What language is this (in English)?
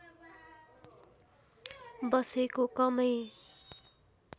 Nepali